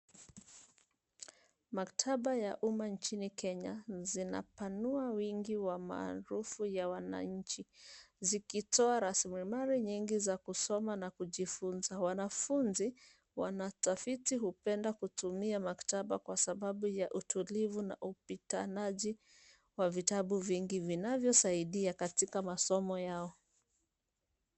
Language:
Swahili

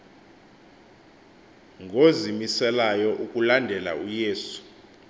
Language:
Xhosa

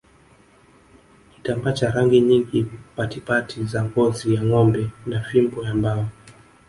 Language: Swahili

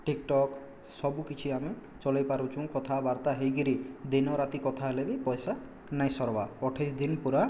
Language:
Odia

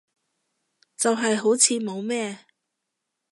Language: Cantonese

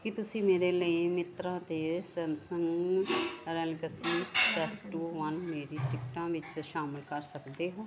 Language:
Punjabi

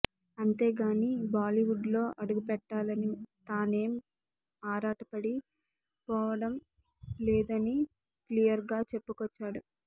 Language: Telugu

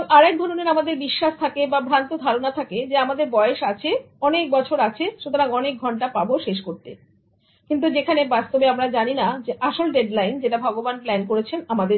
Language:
Bangla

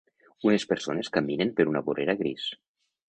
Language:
Catalan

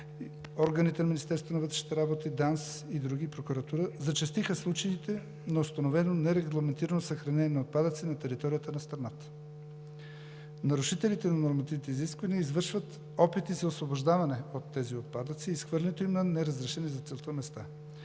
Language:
Bulgarian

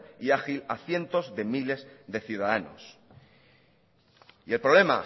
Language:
Spanish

